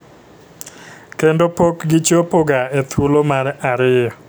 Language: Luo (Kenya and Tanzania)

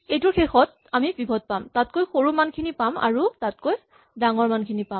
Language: Assamese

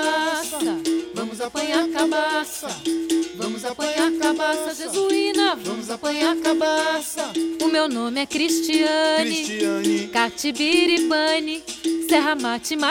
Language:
Portuguese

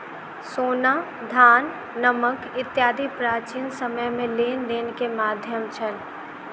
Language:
Maithili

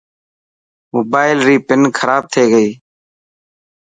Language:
Dhatki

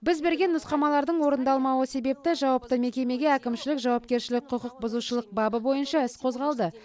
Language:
Kazakh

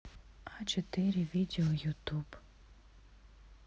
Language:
Russian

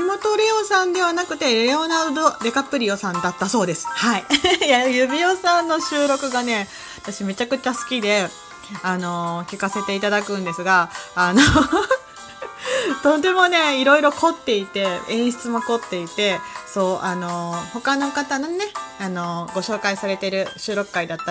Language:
Japanese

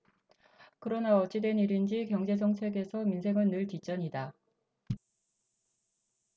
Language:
Korean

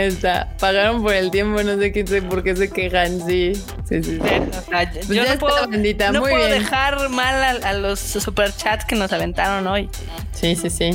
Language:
Spanish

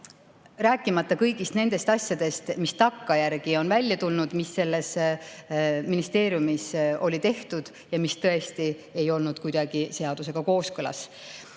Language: Estonian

